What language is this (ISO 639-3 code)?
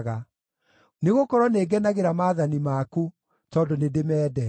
kik